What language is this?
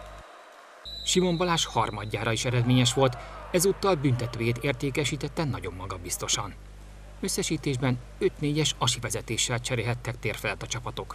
Hungarian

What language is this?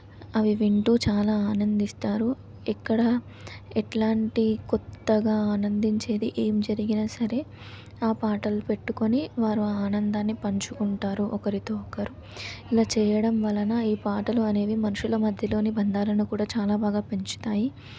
Telugu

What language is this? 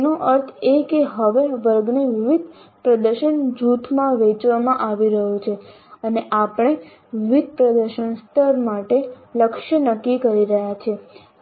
Gujarati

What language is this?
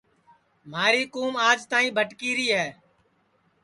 Sansi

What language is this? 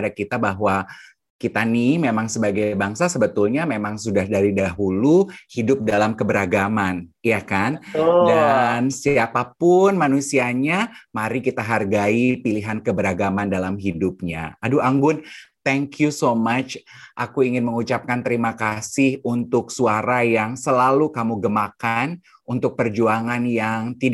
Indonesian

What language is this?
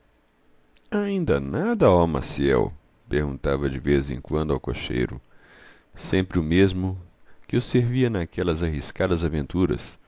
Portuguese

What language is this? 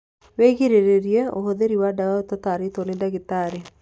Kikuyu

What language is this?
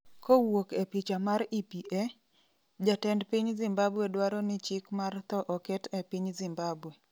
Luo (Kenya and Tanzania)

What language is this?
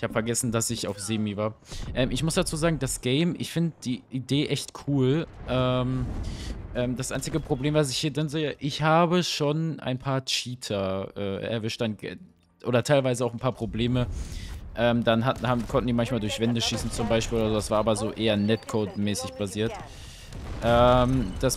German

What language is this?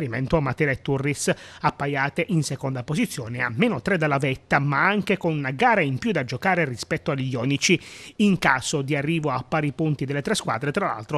Italian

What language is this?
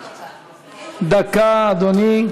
Hebrew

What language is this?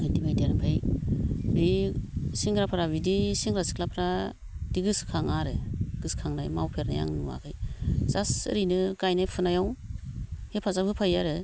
Bodo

